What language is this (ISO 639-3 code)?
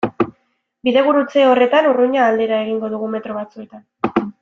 eus